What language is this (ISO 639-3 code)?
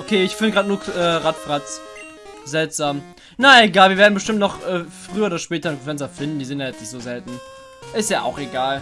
deu